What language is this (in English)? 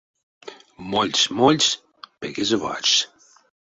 Erzya